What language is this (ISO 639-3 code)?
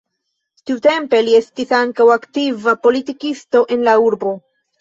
epo